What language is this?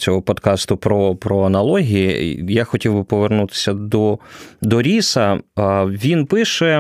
Ukrainian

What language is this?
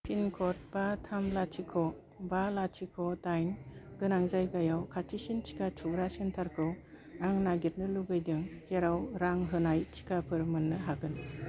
Bodo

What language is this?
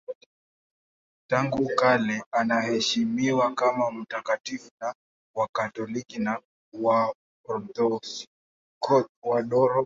Swahili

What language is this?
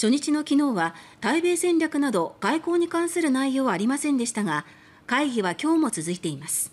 Japanese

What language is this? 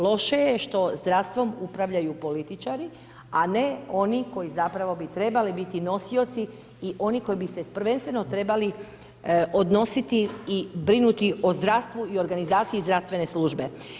Croatian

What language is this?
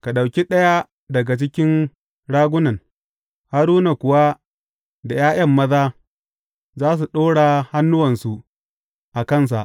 Hausa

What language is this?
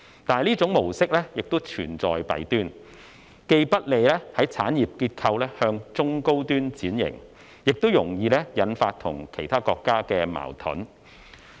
Cantonese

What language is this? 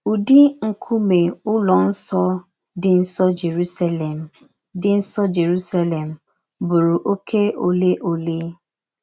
Igbo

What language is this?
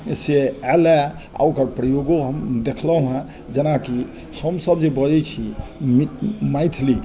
Maithili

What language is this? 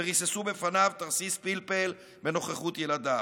Hebrew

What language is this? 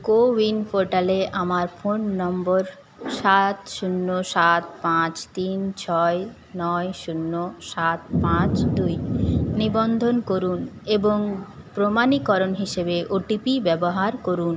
Bangla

